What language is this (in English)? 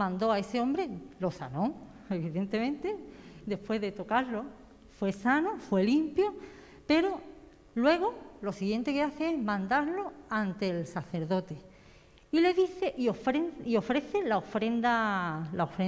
Spanish